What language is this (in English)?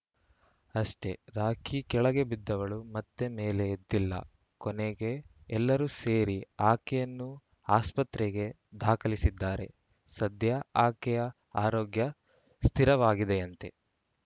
Kannada